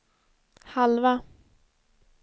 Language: Swedish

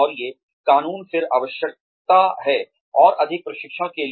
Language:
Hindi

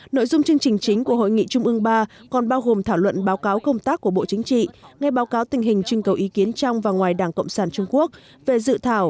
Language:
Vietnamese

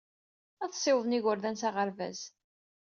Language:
Kabyle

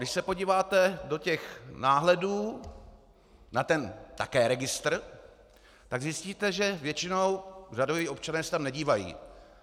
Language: Czech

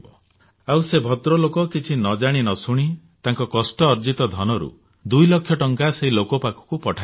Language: Odia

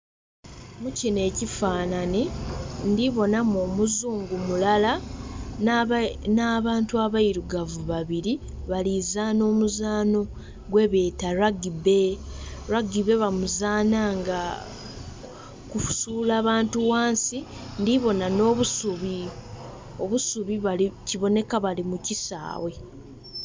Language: Soga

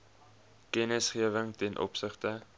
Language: Afrikaans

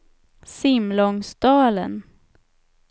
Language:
Swedish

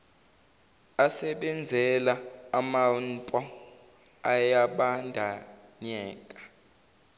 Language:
Zulu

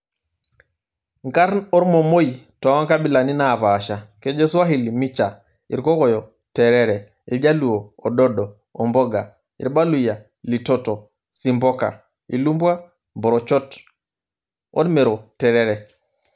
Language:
Masai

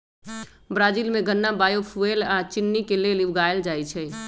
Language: Magahi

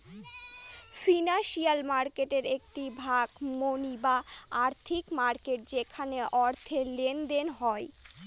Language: Bangla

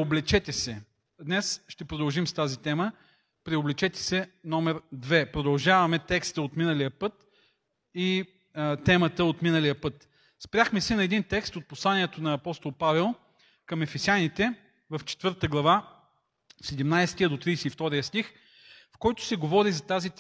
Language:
Bulgarian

